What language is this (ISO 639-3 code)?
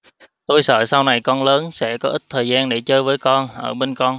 vie